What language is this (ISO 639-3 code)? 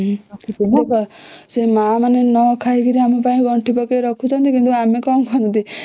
ori